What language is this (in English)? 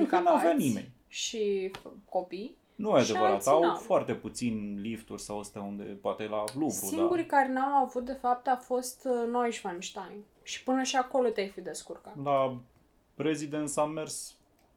Romanian